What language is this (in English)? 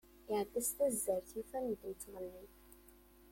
Kabyle